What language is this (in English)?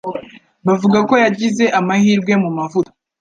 Kinyarwanda